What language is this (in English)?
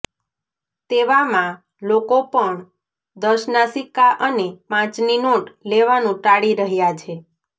Gujarati